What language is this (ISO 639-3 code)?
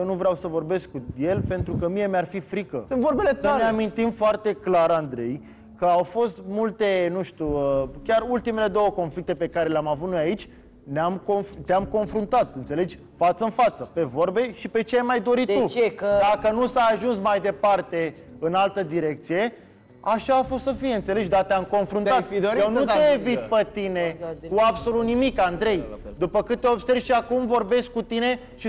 ron